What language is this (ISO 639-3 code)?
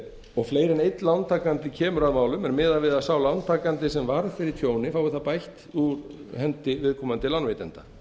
isl